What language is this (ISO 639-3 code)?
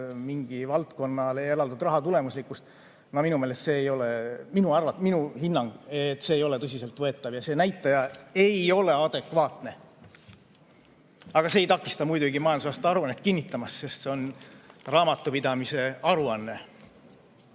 est